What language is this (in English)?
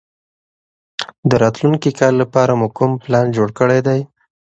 Pashto